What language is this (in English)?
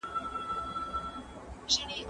Pashto